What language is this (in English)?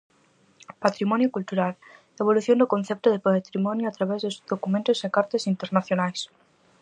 Galician